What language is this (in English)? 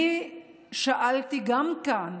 Hebrew